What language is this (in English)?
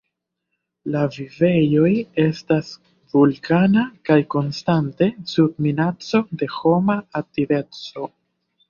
Esperanto